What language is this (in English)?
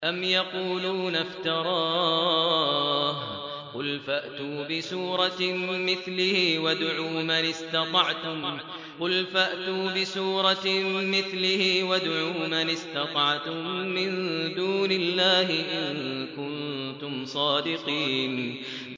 Arabic